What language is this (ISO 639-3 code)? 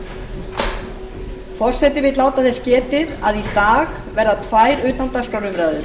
isl